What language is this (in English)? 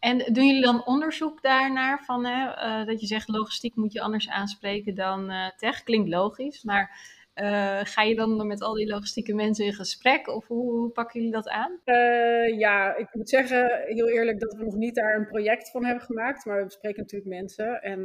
Dutch